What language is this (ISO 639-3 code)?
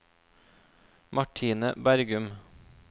nor